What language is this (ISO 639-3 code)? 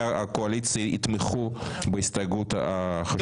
heb